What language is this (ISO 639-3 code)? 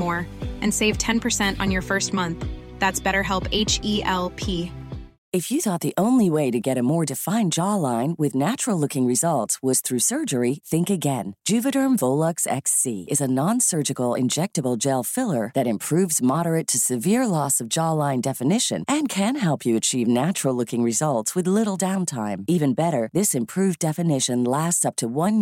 fil